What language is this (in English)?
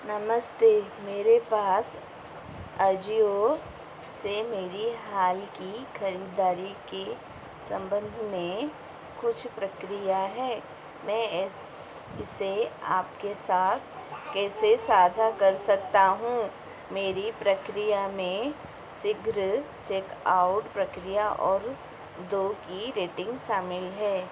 Hindi